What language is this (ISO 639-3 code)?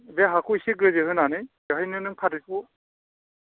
brx